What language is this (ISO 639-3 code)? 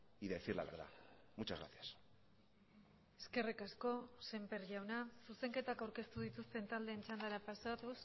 eus